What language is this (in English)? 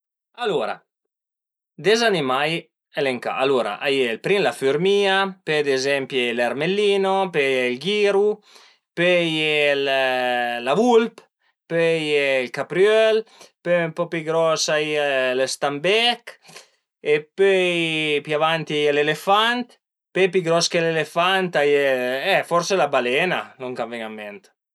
Piedmontese